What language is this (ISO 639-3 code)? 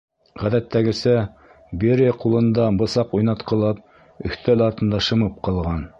bak